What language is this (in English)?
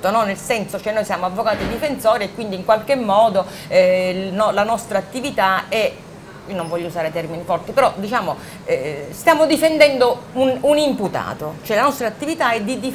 Italian